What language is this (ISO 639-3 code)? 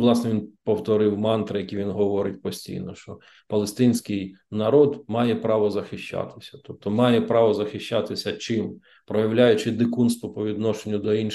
ukr